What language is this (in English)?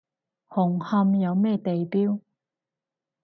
Cantonese